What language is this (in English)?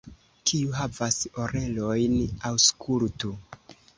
Esperanto